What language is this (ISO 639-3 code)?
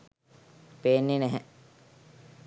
sin